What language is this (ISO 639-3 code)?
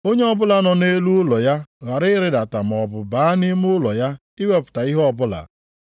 ibo